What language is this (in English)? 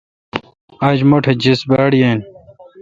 Kalkoti